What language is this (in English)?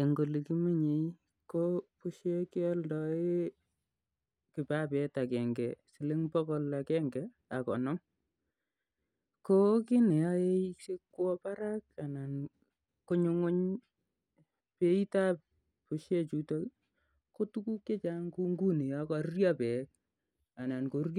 Kalenjin